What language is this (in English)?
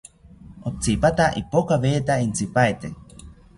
South Ucayali Ashéninka